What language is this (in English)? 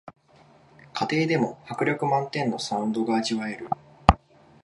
Japanese